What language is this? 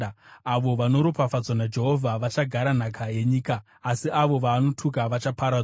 Shona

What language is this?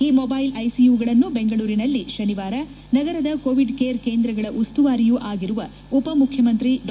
Kannada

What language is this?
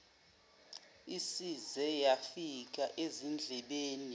Zulu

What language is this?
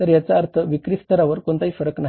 Marathi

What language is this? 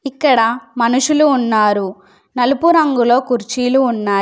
Telugu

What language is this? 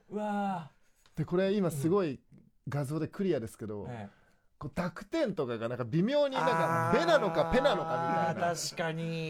Japanese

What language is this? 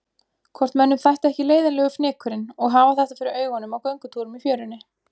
Icelandic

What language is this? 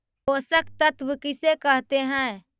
Magahi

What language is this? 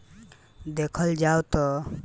Bhojpuri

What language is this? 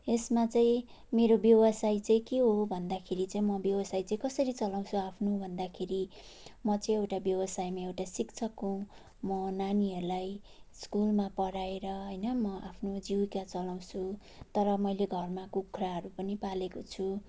Nepali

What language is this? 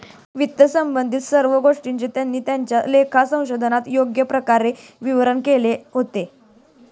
Marathi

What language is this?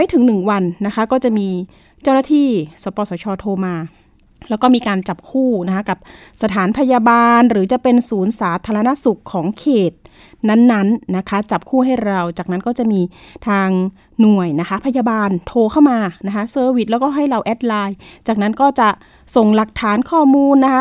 Thai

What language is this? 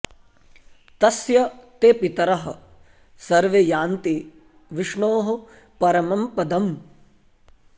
Sanskrit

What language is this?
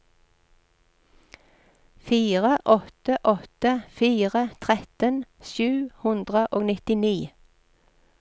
Norwegian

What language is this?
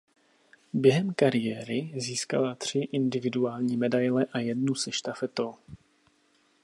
Czech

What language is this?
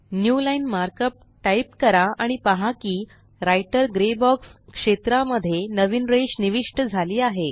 Marathi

